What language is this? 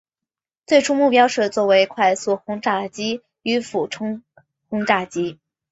Chinese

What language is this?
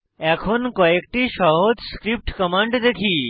Bangla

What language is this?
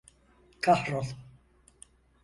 Turkish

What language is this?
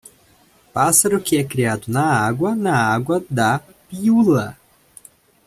Portuguese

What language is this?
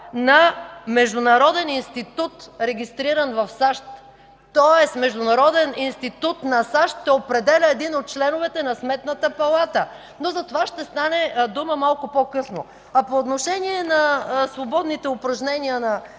Bulgarian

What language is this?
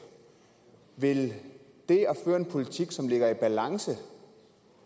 Danish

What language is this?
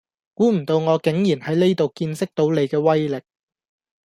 Cantonese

